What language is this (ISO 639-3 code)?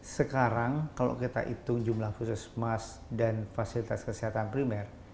ind